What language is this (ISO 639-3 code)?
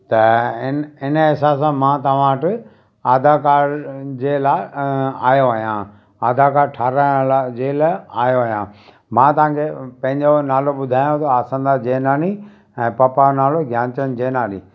snd